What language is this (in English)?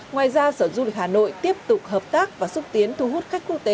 Vietnamese